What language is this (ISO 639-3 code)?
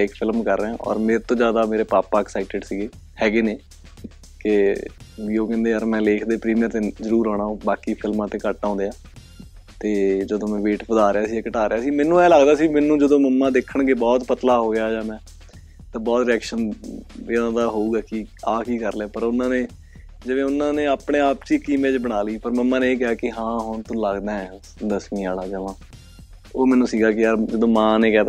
pan